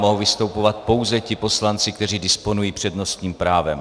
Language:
Czech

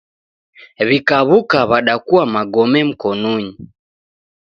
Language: Taita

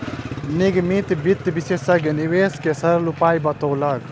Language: Maithili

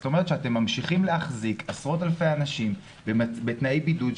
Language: Hebrew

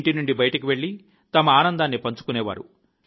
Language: Telugu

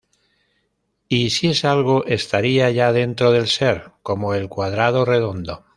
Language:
Spanish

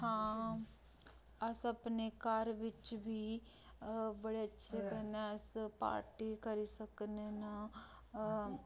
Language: Dogri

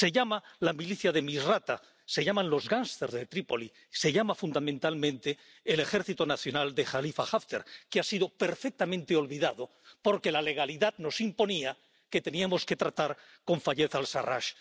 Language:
Spanish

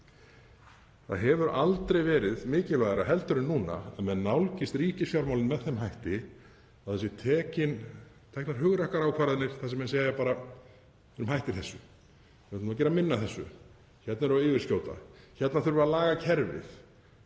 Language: Icelandic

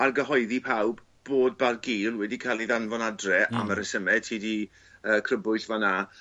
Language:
Welsh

